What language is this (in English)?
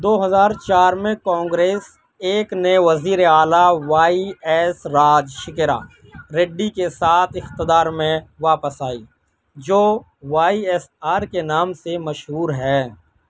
Urdu